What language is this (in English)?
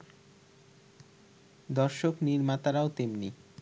Bangla